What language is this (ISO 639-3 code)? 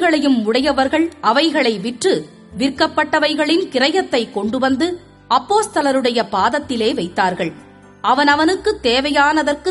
tam